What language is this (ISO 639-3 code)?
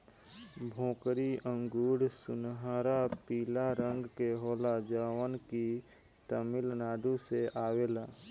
bho